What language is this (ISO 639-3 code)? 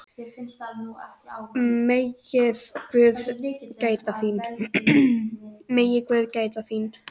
isl